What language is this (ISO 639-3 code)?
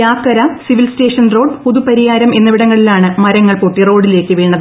mal